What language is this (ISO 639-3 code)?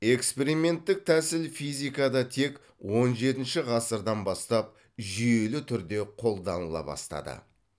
kaz